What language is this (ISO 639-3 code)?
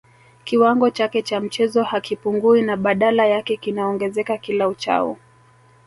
swa